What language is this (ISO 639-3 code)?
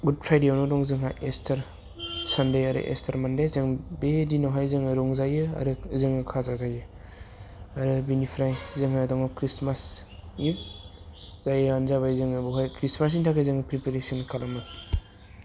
brx